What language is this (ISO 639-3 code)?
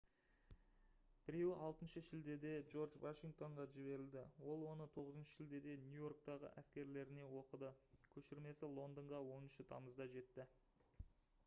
kaz